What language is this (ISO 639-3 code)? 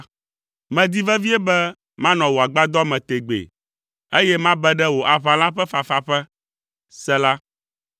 ewe